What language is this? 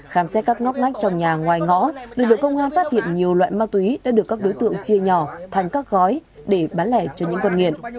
Vietnamese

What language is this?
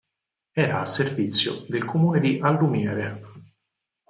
Italian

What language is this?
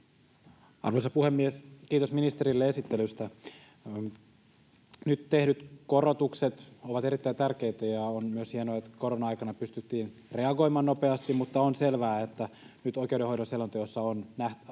Finnish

